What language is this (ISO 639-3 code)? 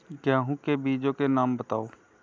hin